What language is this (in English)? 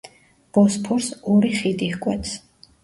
Georgian